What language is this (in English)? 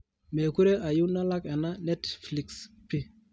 Masai